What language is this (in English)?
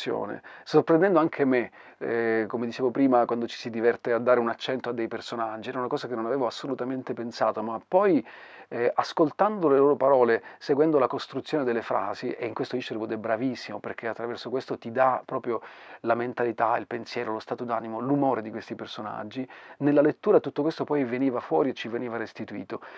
Italian